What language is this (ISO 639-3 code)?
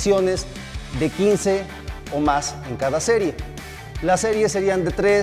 spa